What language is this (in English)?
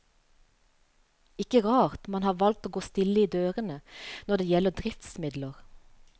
Norwegian